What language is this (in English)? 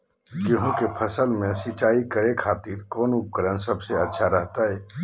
Magahi